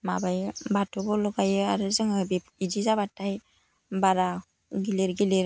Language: Bodo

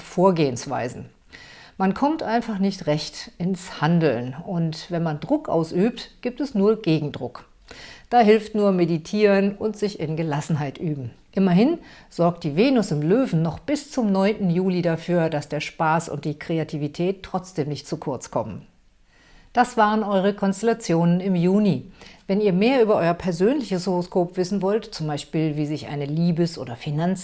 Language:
German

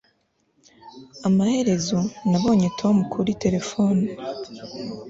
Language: Kinyarwanda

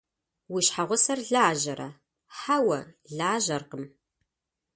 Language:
Kabardian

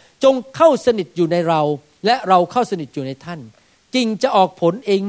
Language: Thai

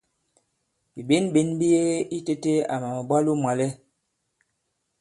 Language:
Bankon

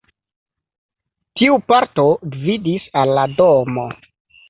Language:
Esperanto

